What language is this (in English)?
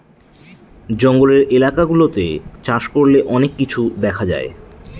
Bangla